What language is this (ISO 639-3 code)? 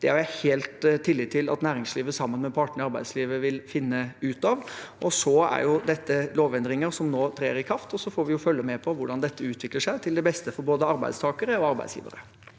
nor